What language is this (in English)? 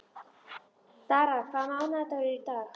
Icelandic